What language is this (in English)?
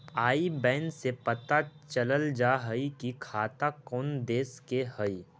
Magahi